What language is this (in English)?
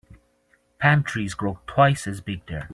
English